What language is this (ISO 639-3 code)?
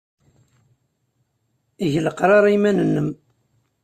kab